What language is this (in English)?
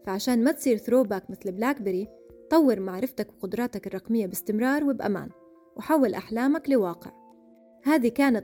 Arabic